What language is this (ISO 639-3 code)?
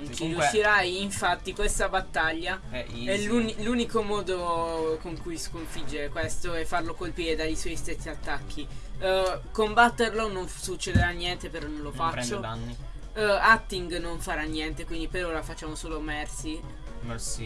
ita